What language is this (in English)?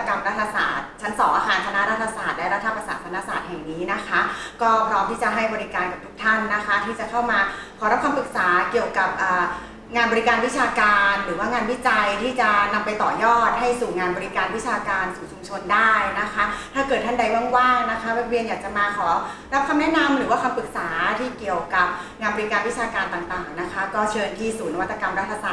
Thai